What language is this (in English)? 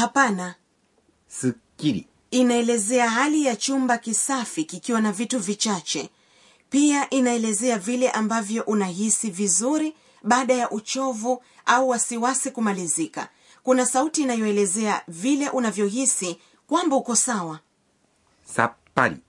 Swahili